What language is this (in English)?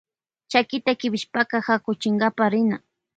Loja Highland Quichua